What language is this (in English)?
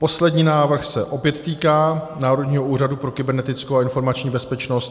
Czech